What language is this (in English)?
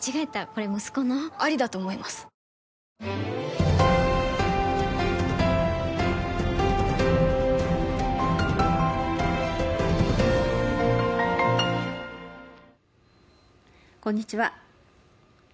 Japanese